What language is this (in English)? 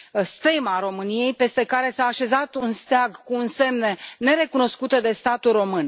Romanian